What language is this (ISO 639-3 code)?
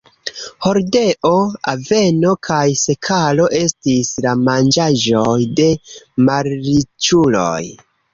epo